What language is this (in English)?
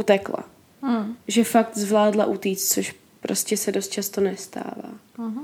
Czech